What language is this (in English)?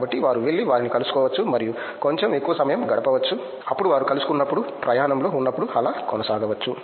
Telugu